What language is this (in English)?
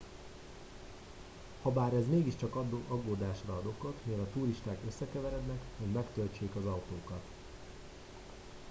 Hungarian